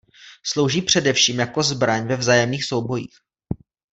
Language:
Czech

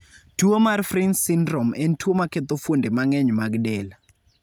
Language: Luo (Kenya and Tanzania)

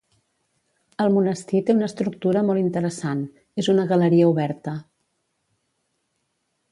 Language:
Catalan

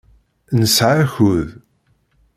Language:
Kabyle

